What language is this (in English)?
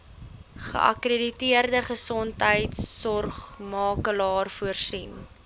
Afrikaans